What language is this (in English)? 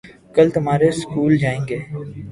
Urdu